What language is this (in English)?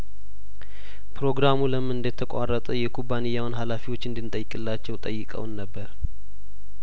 Amharic